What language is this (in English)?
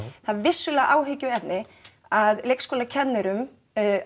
Icelandic